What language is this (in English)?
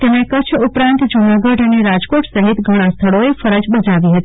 Gujarati